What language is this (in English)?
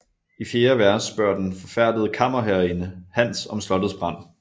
Danish